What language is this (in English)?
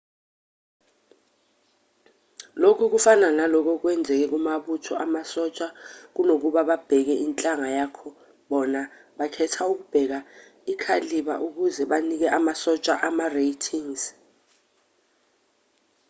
Zulu